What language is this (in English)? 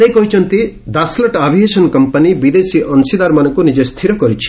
Odia